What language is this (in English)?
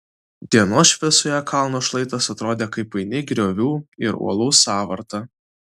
Lithuanian